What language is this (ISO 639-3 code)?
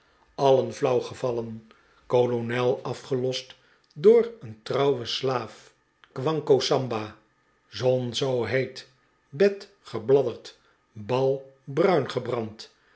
nld